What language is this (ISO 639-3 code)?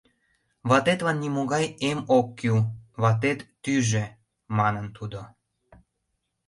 chm